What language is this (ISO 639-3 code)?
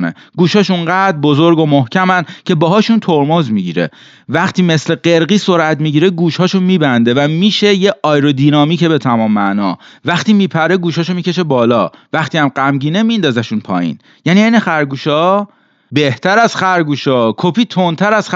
fas